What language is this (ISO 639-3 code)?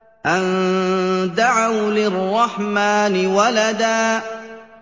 ara